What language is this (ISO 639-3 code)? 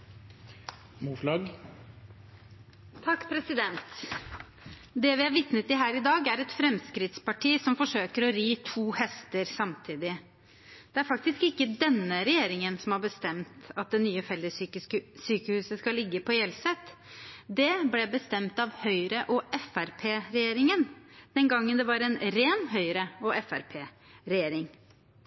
nor